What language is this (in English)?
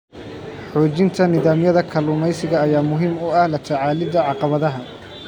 Somali